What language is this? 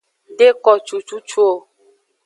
Aja (Benin)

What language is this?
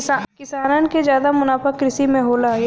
Bhojpuri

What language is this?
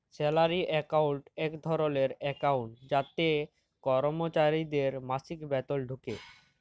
Bangla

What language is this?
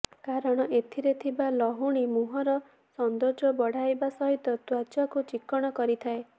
Odia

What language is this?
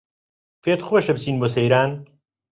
Central Kurdish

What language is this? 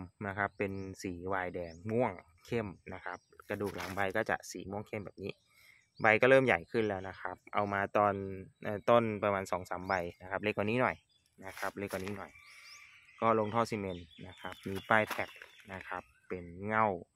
Thai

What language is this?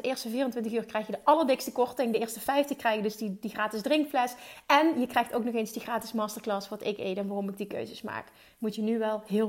Dutch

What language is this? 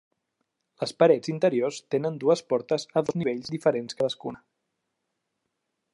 Catalan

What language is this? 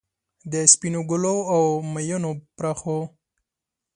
Pashto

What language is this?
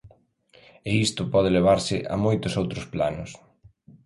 Galician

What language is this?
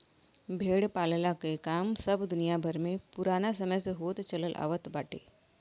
Bhojpuri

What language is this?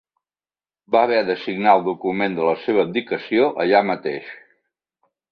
Catalan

